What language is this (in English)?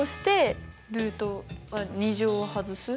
Japanese